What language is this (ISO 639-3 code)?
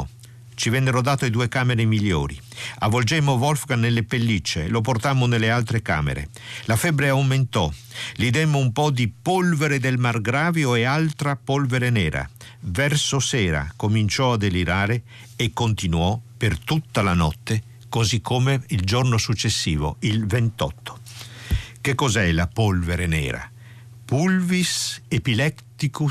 ita